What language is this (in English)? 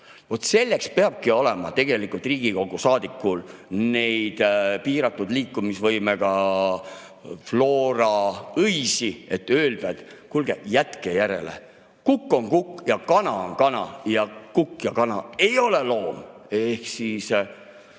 Estonian